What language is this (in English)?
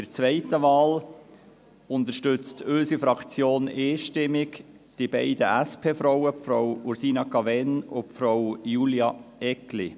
Swiss German